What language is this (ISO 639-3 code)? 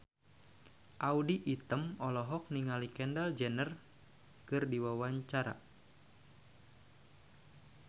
sun